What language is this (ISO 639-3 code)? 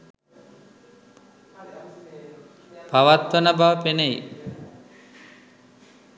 sin